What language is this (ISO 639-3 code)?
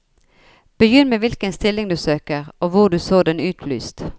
nor